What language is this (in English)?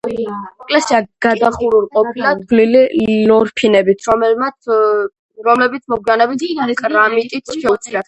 Georgian